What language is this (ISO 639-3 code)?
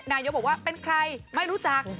tha